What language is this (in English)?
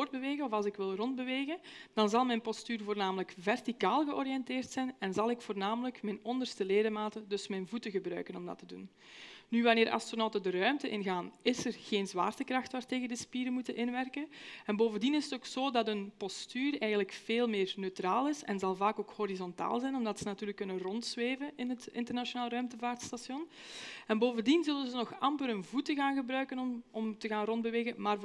Dutch